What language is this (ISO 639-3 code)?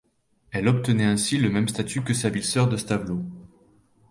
fra